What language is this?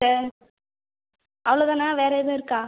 Tamil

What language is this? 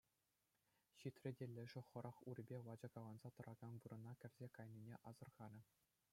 Chuvash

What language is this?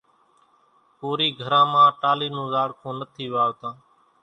Kachi Koli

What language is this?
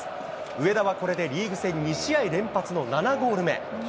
Japanese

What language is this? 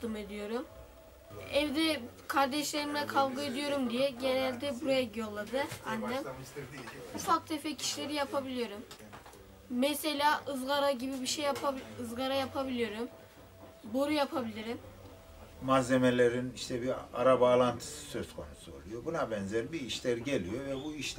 Turkish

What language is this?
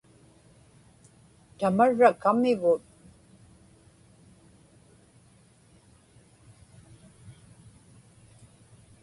Inupiaq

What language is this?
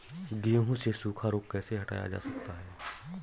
Hindi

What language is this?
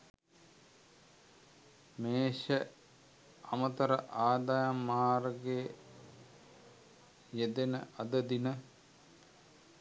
Sinhala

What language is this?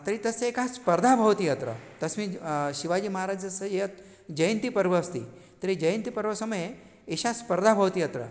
Sanskrit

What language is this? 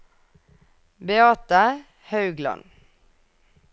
Norwegian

